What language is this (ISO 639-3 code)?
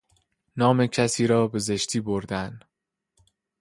fas